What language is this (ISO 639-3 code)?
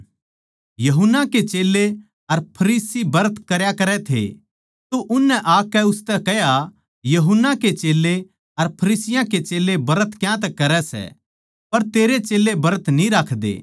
bgc